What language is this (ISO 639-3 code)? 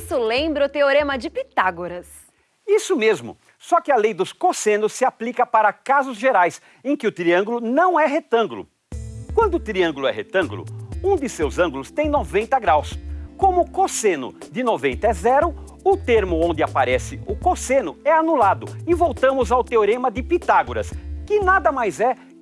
por